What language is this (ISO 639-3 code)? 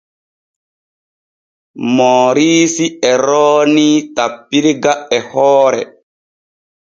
fue